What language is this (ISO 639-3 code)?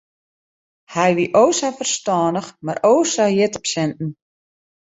fry